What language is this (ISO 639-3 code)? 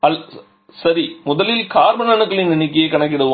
tam